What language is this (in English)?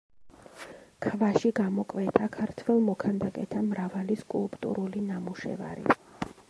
Georgian